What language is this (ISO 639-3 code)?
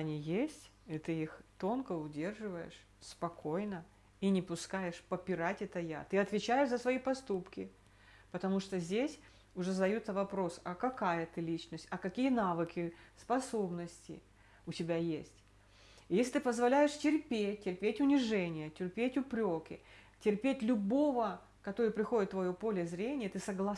rus